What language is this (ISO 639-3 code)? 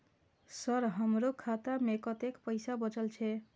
mai